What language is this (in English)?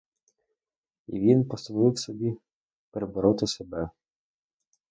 Ukrainian